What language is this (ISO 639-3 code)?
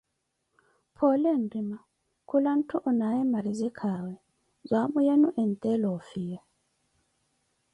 eko